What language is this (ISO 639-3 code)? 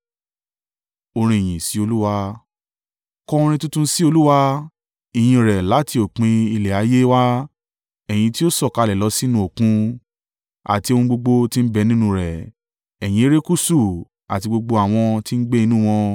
yor